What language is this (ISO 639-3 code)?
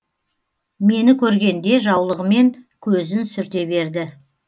kaz